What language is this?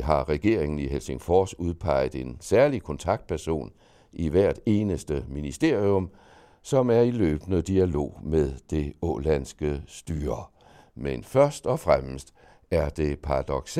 Danish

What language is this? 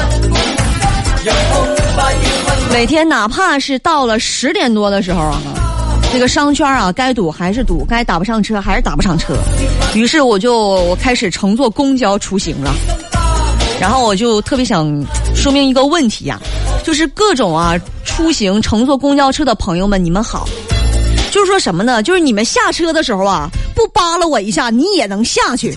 Chinese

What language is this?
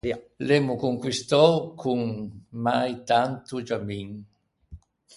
Ligurian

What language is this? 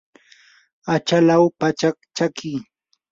Yanahuanca Pasco Quechua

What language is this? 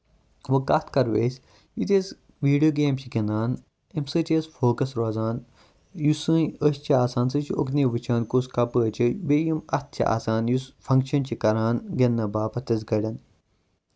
Kashmiri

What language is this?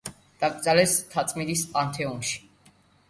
Georgian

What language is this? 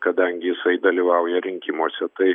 Lithuanian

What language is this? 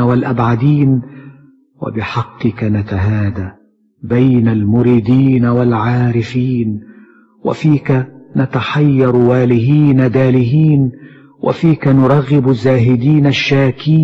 Arabic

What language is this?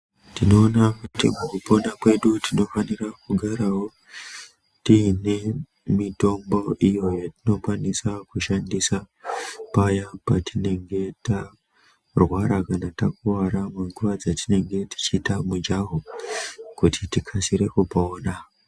Ndau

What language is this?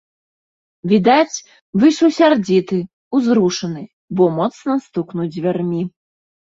Belarusian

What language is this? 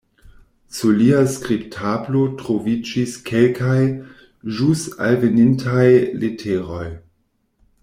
Esperanto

